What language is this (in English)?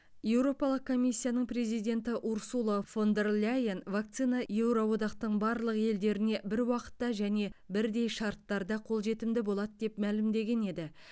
Kazakh